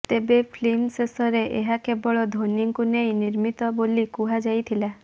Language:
Odia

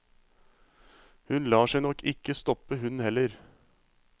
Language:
Norwegian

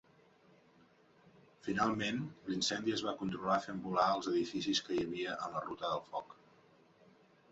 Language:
Catalan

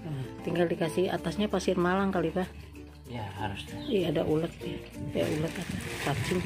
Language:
Indonesian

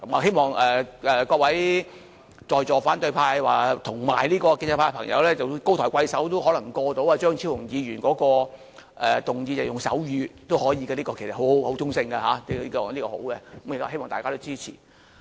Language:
Cantonese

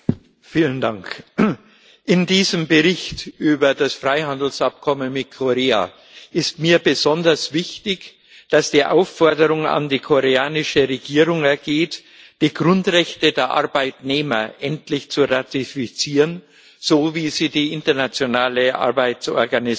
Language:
German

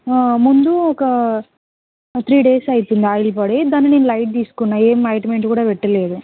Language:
Telugu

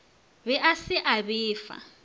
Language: Northern Sotho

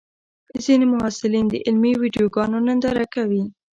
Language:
Pashto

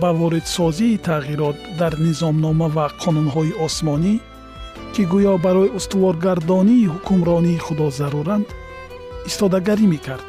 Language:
Persian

